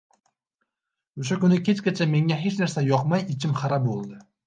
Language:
Uzbek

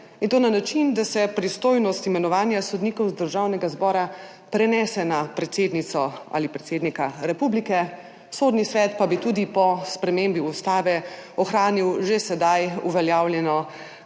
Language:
Slovenian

